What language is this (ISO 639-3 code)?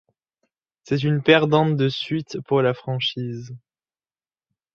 fra